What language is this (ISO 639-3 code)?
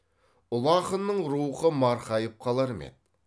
kaz